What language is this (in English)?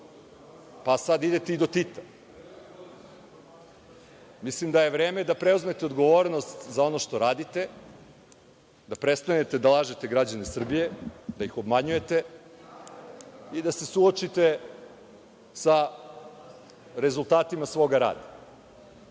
Serbian